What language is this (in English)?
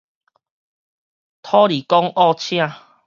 Min Nan Chinese